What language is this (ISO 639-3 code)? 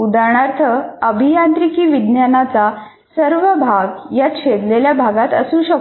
mar